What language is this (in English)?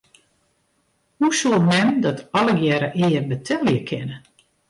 Western Frisian